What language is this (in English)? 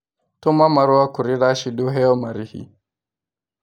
Kikuyu